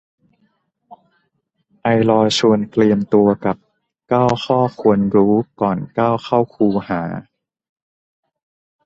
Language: Thai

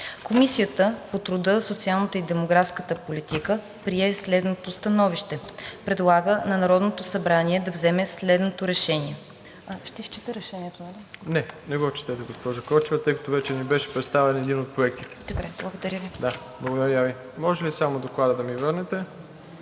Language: Bulgarian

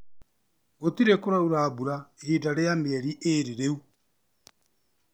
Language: Kikuyu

